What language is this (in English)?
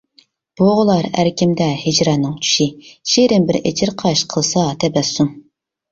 Uyghur